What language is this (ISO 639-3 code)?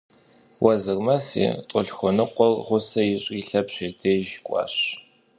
kbd